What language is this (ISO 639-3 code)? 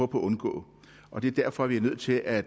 dan